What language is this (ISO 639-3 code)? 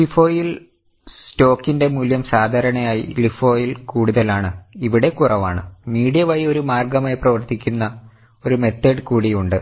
mal